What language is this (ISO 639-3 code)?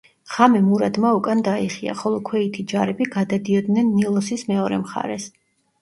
kat